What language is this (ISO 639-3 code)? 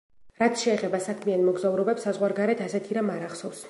kat